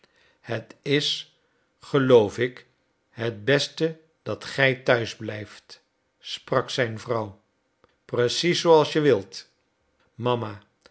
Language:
Dutch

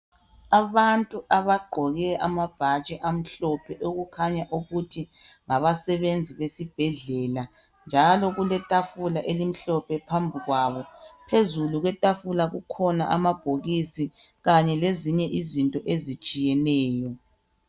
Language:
North Ndebele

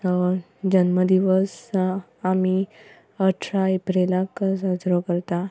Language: Konkani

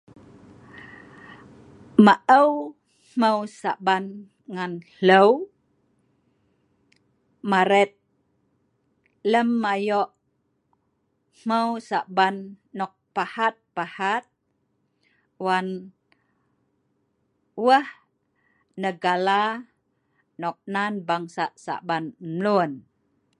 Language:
Sa'ban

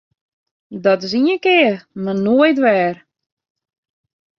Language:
Western Frisian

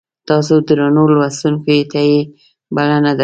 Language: Pashto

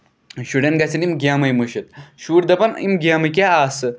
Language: Kashmiri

